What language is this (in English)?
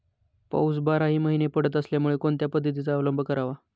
Marathi